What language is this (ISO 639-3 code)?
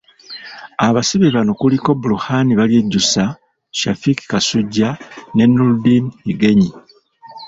lug